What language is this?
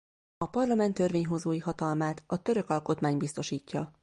Hungarian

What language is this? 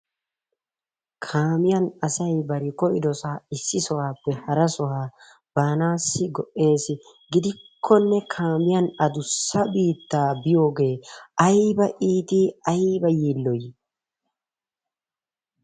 Wolaytta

